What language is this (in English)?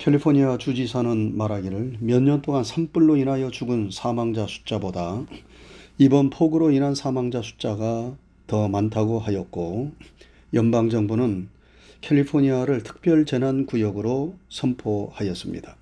Korean